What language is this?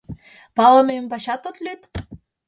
Mari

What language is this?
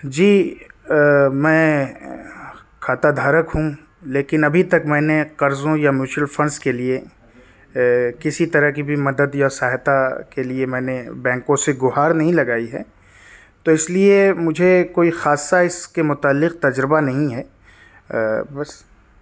Urdu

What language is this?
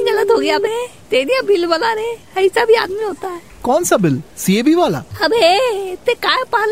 Hindi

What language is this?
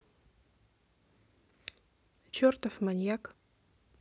Russian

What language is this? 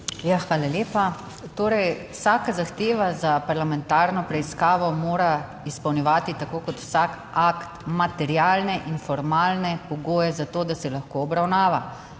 Slovenian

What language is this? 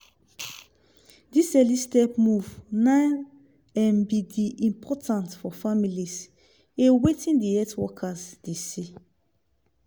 Nigerian Pidgin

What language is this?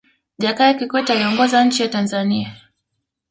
Swahili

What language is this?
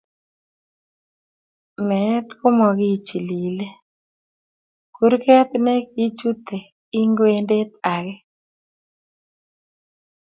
Kalenjin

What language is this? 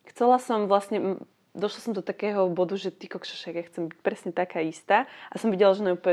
Slovak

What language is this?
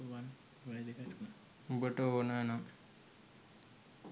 Sinhala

